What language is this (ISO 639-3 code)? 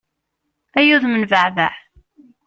kab